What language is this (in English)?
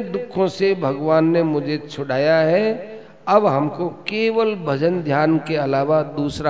Hindi